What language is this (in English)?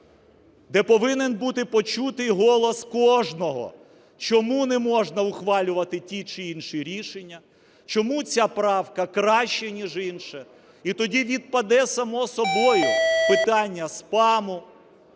Ukrainian